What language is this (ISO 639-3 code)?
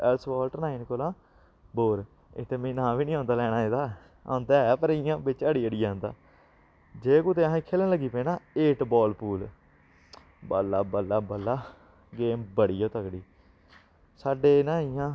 doi